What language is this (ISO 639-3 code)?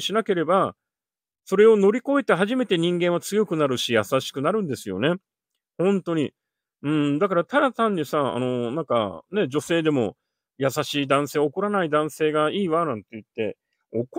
jpn